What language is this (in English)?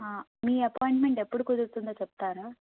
Telugu